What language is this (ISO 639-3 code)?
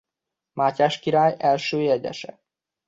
hun